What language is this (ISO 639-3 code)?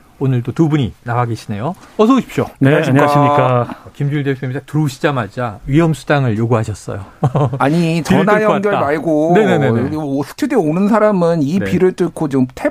kor